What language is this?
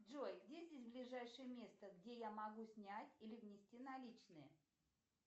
Russian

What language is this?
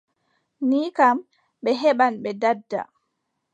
Adamawa Fulfulde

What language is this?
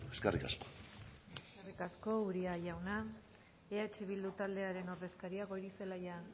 Basque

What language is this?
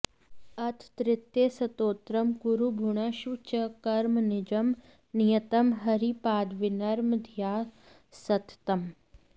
Sanskrit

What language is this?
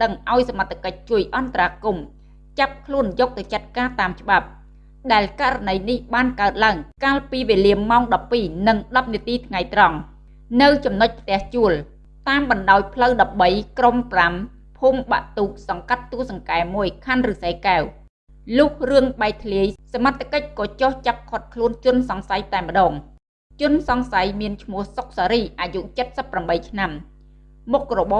Vietnamese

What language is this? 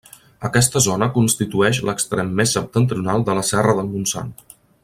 Catalan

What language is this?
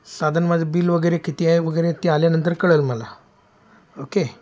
Marathi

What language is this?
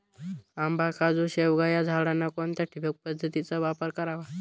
Marathi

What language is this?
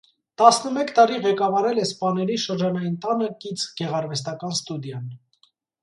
Armenian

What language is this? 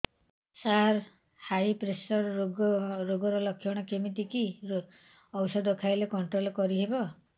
Odia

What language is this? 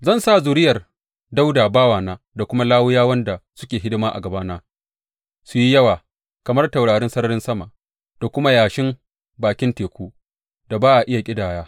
Hausa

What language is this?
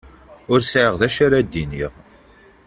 Kabyle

